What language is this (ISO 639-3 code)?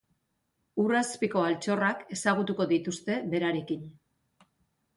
eus